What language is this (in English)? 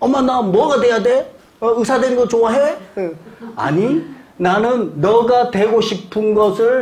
Korean